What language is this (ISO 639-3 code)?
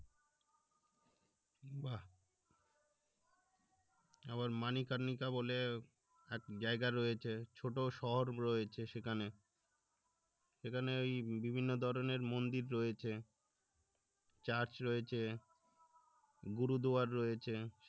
ben